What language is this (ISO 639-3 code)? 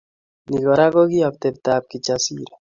kln